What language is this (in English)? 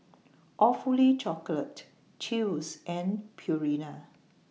English